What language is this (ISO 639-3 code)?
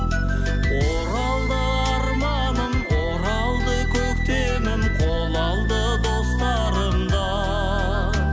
kaz